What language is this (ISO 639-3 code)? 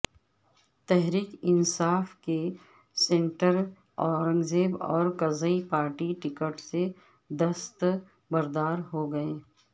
urd